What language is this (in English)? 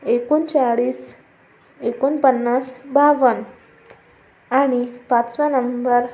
Marathi